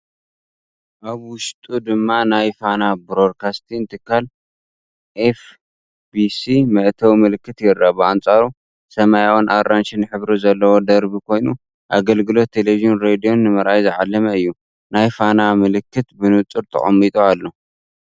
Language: Tigrinya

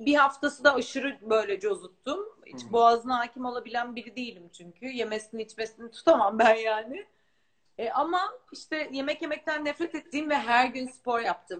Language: Turkish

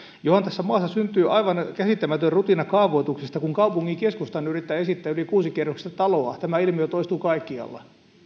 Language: Finnish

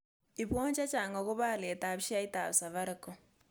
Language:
Kalenjin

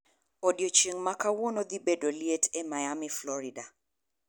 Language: Luo (Kenya and Tanzania)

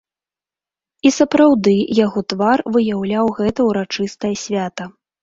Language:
Belarusian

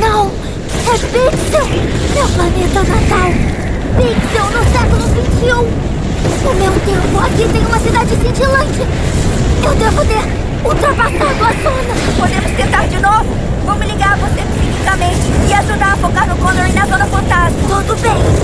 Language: Portuguese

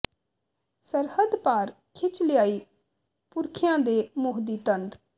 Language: Punjabi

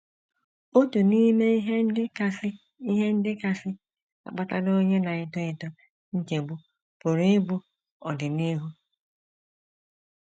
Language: Igbo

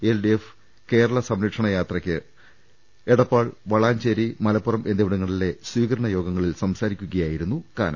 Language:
Malayalam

